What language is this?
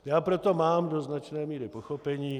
Czech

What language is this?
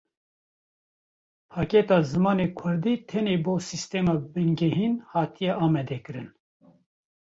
Kurdish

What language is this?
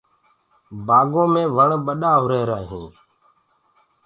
Gurgula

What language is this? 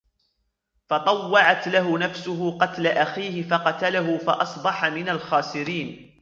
Arabic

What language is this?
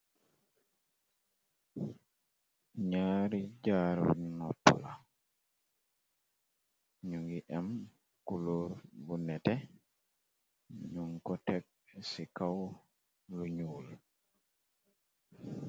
Wolof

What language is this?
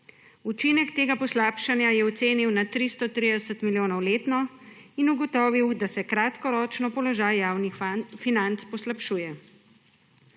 Slovenian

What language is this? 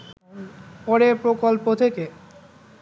Bangla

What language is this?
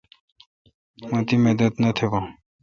Kalkoti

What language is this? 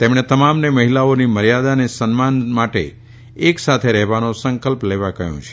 Gujarati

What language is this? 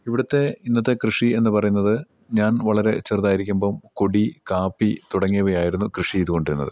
Malayalam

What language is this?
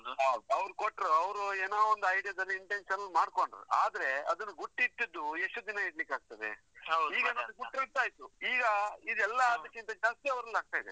Kannada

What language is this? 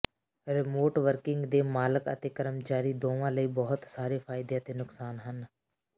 Punjabi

